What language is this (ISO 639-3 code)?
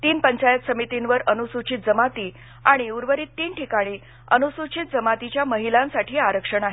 mar